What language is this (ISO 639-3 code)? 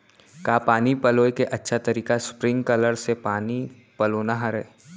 hne